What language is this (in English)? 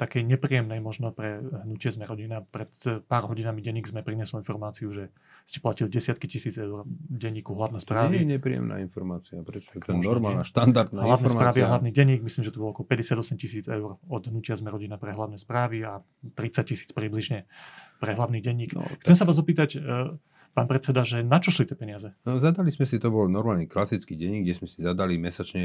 Slovak